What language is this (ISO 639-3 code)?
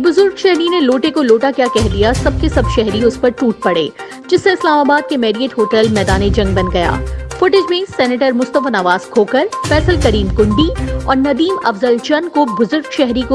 urd